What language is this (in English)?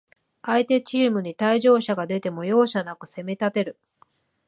Japanese